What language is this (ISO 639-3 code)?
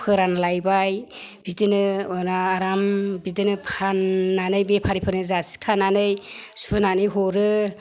brx